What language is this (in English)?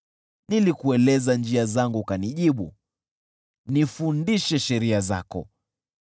Swahili